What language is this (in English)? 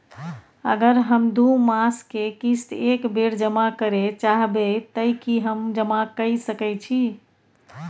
Maithili